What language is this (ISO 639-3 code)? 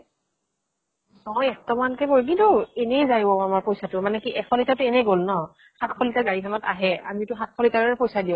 asm